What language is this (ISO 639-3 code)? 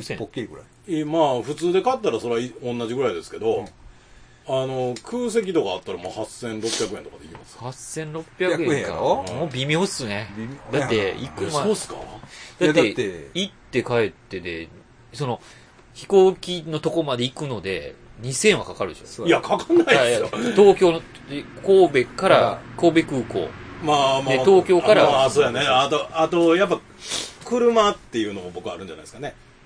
jpn